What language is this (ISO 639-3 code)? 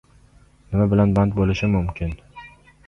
uzb